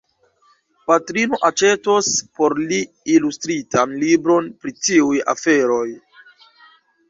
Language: Esperanto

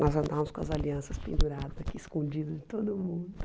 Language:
Portuguese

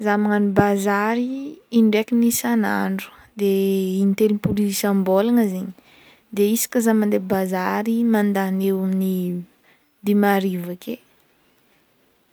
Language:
Northern Betsimisaraka Malagasy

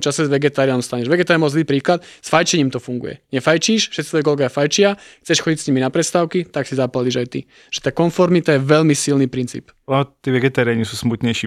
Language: Slovak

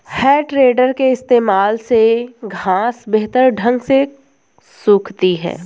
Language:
Hindi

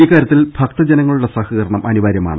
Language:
Malayalam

